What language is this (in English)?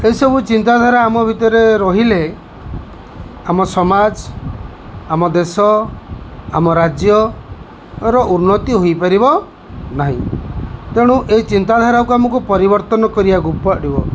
Odia